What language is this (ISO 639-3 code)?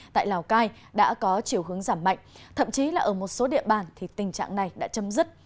vie